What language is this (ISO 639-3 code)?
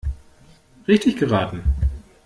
deu